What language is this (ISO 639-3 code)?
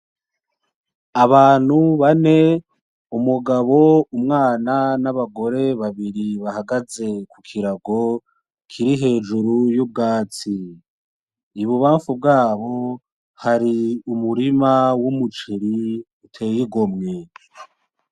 run